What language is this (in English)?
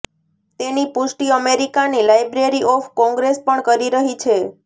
Gujarati